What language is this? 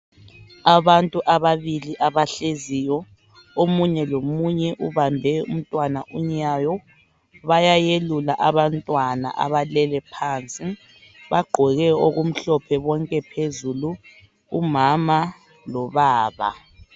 North Ndebele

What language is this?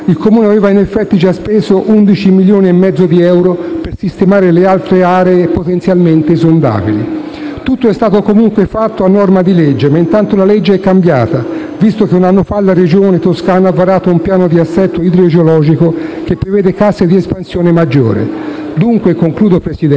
Italian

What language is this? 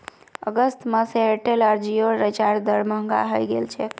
Magahi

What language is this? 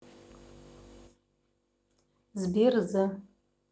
Russian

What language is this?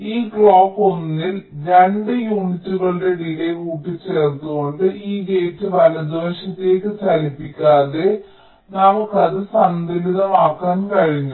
Malayalam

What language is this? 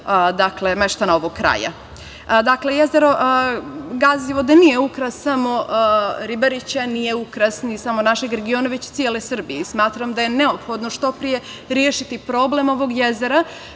Serbian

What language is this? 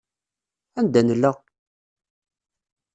Kabyle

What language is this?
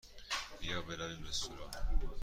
Persian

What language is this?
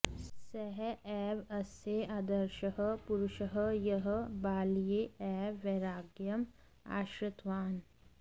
Sanskrit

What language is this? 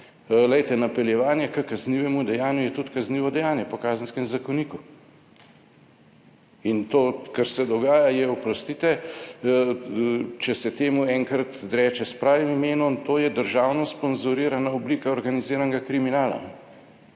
Slovenian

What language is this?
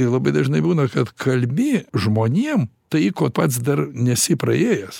Lithuanian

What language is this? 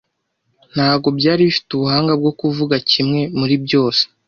Kinyarwanda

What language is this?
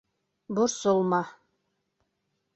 Bashkir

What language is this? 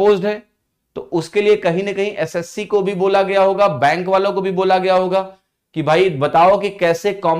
Hindi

